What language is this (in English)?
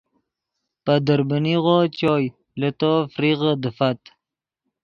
Yidgha